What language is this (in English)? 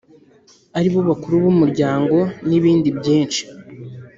Kinyarwanda